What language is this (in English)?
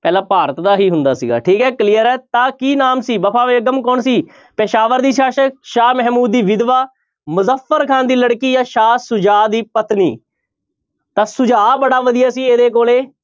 Punjabi